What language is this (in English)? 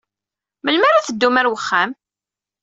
Kabyle